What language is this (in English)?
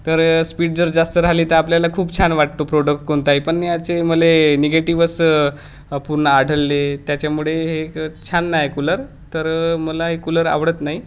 Marathi